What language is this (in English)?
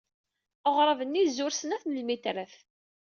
Kabyle